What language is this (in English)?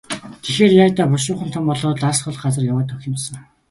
Mongolian